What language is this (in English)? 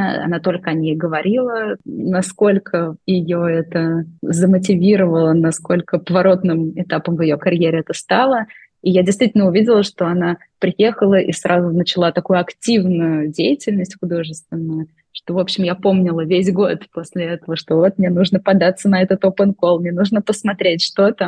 Russian